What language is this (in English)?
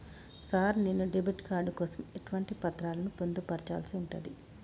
Telugu